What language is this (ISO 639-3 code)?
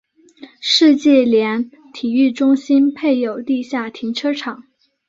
zho